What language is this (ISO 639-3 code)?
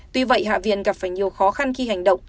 vie